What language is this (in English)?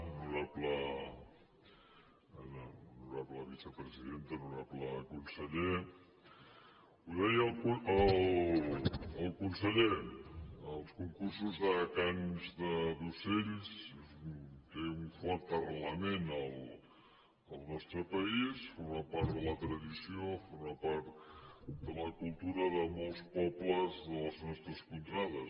Catalan